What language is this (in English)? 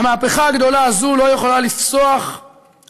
Hebrew